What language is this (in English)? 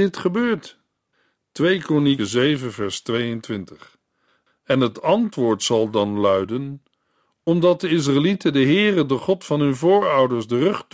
Dutch